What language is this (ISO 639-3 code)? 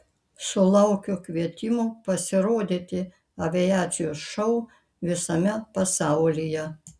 lit